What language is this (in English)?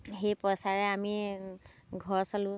Assamese